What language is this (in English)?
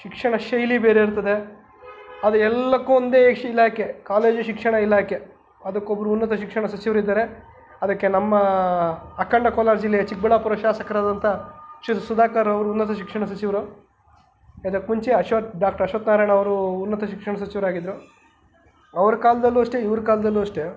Kannada